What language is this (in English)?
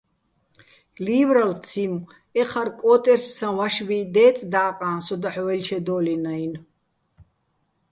Bats